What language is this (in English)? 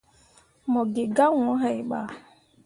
Mundang